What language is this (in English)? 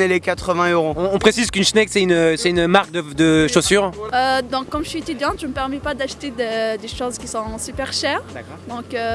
French